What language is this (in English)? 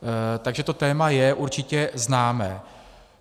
Czech